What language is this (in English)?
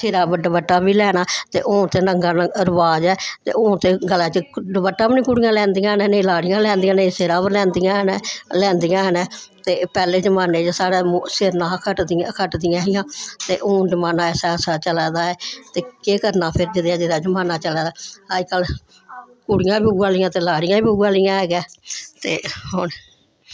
Dogri